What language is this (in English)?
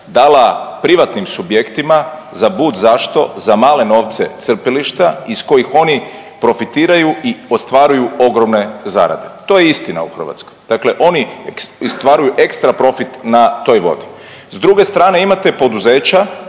Croatian